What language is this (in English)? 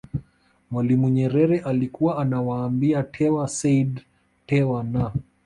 Swahili